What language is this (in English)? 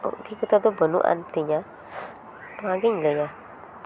Santali